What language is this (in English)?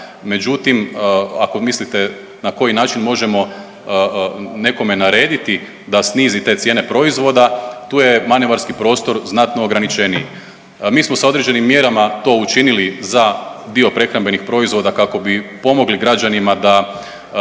Croatian